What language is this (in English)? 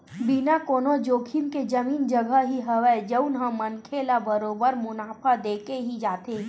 Chhattisgarhi